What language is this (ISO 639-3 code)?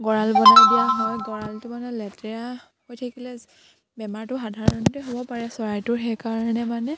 asm